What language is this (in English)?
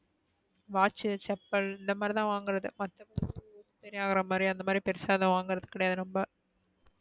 Tamil